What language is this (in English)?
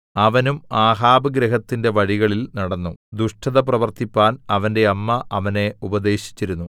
Malayalam